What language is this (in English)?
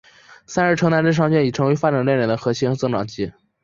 Chinese